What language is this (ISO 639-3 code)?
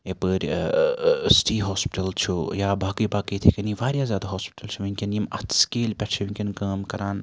kas